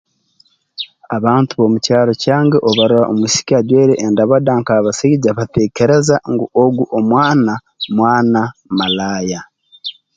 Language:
Tooro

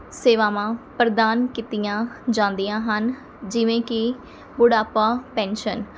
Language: Punjabi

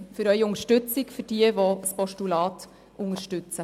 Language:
Swiss German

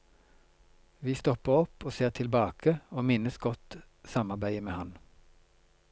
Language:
Norwegian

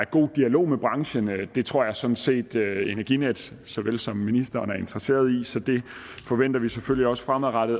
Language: Danish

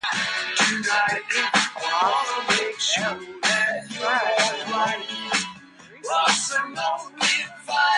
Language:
English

